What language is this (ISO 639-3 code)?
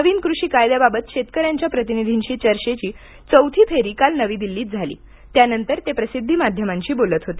mar